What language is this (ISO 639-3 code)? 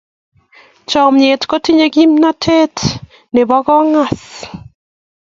kln